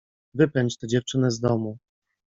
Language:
Polish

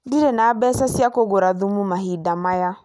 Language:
Kikuyu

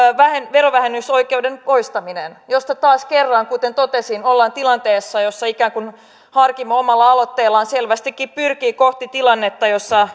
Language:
Finnish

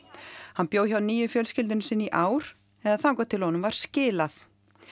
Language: Icelandic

